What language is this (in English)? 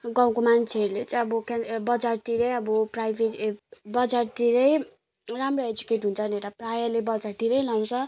Nepali